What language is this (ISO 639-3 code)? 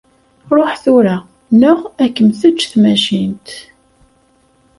kab